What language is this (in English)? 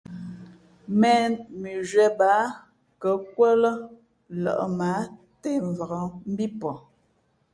Fe'fe'